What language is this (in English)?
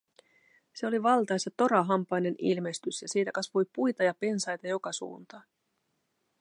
Finnish